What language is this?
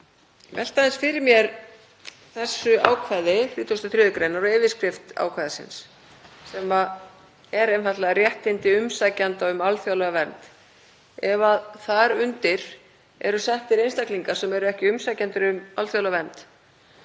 Icelandic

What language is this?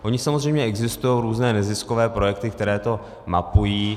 Czech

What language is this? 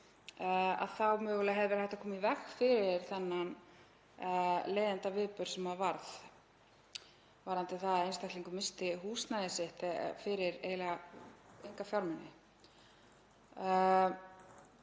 Icelandic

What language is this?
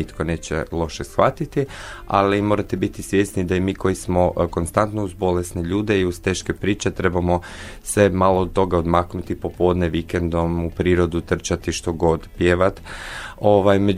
Croatian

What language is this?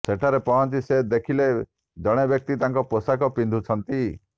Odia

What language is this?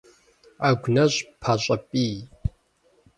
Kabardian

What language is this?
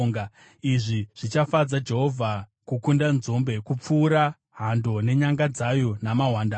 Shona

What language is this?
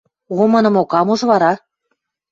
Western Mari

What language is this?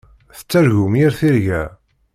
Kabyle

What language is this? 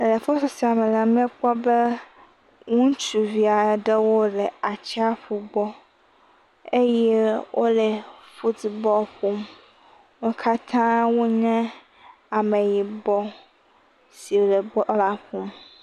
Ewe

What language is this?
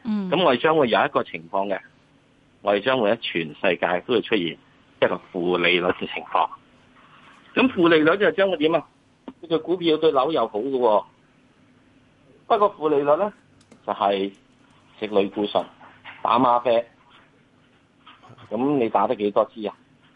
Chinese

